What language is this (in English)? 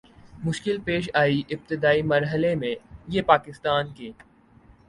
Urdu